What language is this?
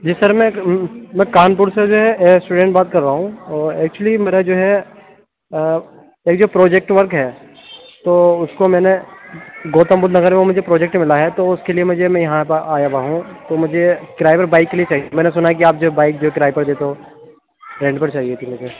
Urdu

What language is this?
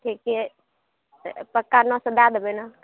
Maithili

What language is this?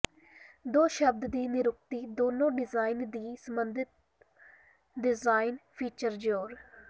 Punjabi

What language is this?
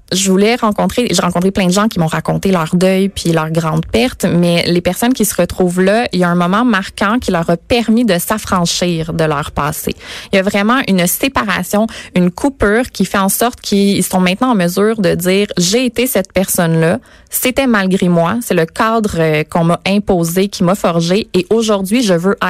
French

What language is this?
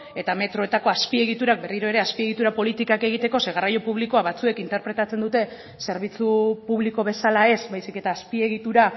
Basque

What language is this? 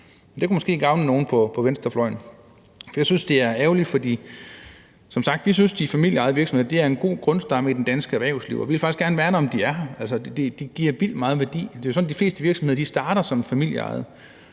Danish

